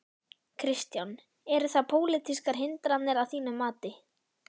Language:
Icelandic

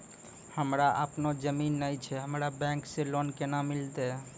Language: Maithili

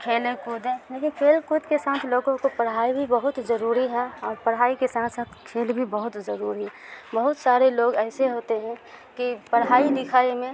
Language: Urdu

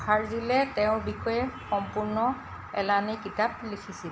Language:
Assamese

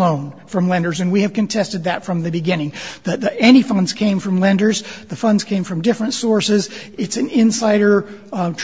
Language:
English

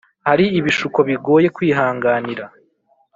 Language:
Kinyarwanda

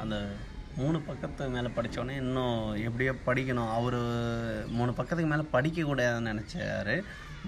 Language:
Tamil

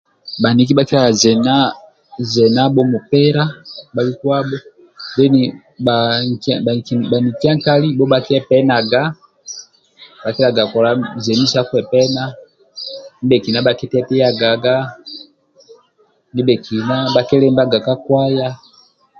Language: Amba (Uganda)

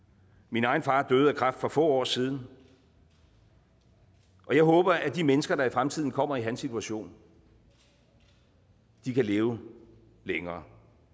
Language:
Danish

